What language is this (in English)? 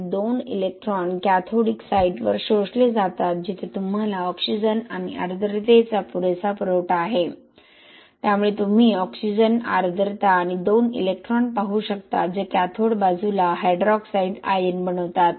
Marathi